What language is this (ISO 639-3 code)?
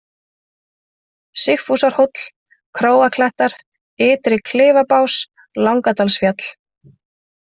isl